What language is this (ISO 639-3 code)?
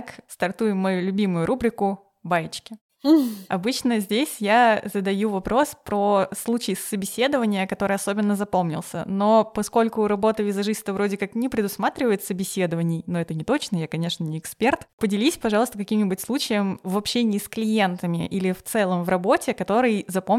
rus